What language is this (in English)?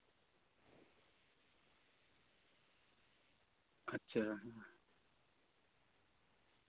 Santali